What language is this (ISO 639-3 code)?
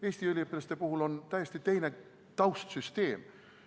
est